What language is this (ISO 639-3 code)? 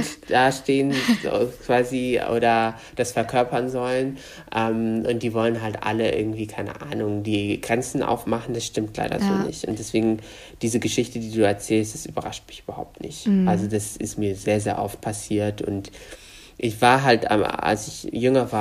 deu